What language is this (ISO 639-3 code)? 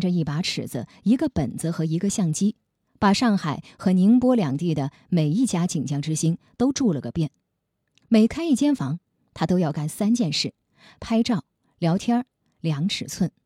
zho